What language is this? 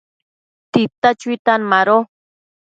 Matsés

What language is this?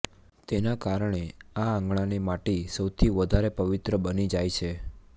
Gujarati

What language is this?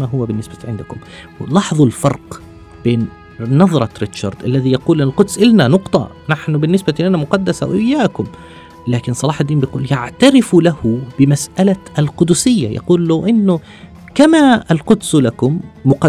Arabic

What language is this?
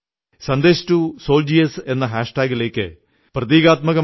Malayalam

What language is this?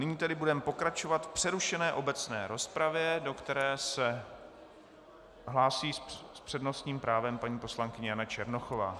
Czech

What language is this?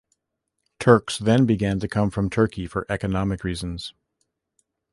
English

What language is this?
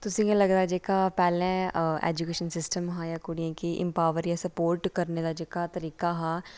Dogri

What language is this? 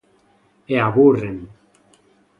Galician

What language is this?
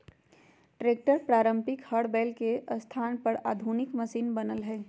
Magahi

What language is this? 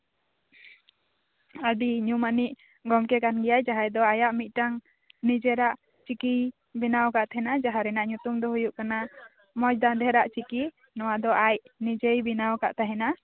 Santali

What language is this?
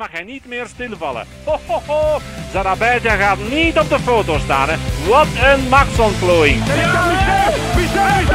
Dutch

